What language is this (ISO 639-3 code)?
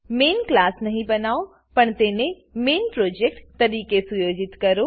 guj